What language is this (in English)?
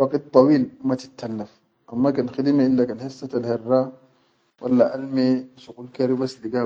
Chadian Arabic